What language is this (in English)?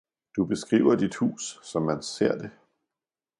Danish